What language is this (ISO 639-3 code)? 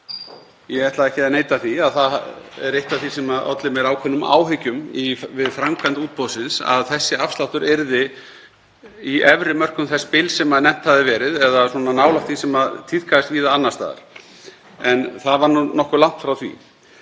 isl